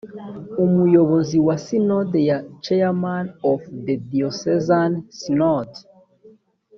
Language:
Kinyarwanda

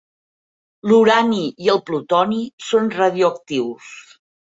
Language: Catalan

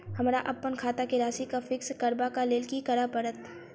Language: Maithili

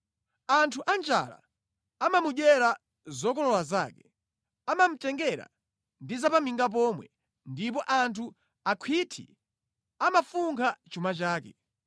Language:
Nyanja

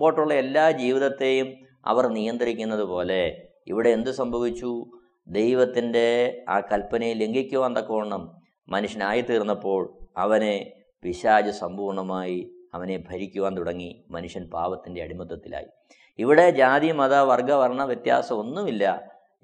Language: Malayalam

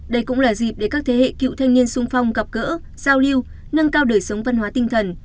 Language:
Vietnamese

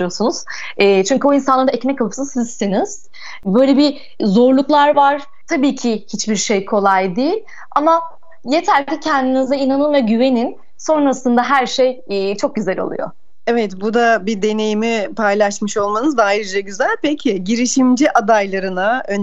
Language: Turkish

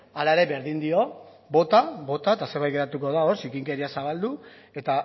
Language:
Basque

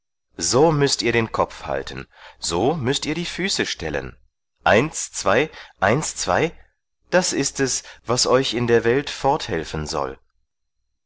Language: German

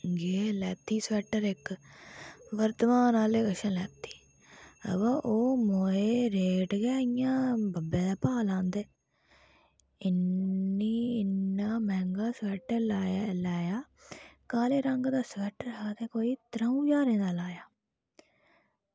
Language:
Dogri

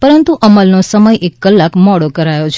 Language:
Gujarati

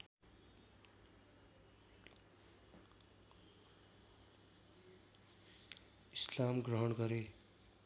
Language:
Nepali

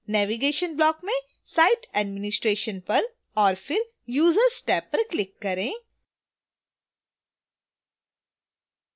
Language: Hindi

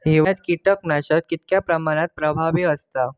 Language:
Marathi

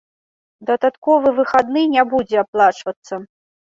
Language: Belarusian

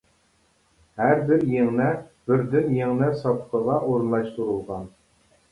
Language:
Uyghur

